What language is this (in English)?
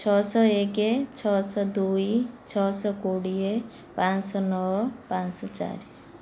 Odia